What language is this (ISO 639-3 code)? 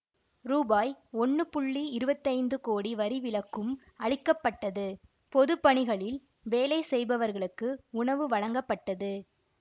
tam